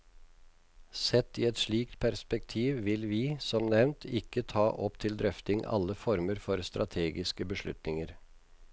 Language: Norwegian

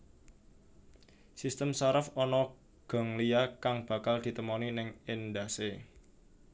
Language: Javanese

